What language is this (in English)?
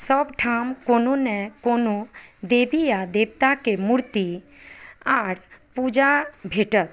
Maithili